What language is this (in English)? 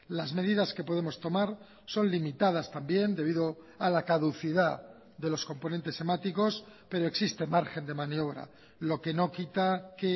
Spanish